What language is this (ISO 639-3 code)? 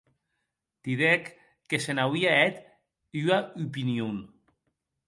oci